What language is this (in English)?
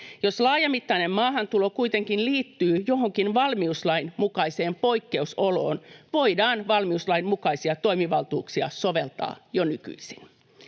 Finnish